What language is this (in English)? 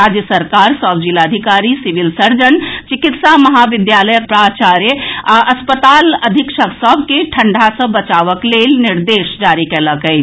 Maithili